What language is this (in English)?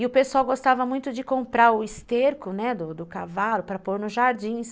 Portuguese